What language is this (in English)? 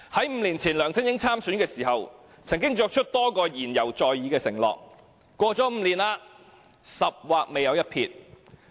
Cantonese